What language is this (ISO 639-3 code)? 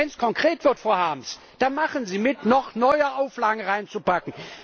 deu